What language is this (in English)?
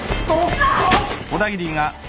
Japanese